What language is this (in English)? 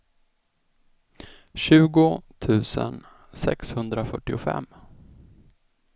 Swedish